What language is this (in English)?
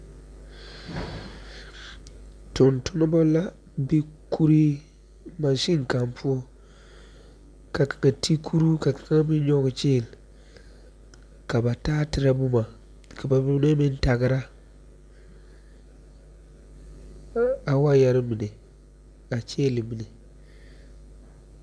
Southern Dagaare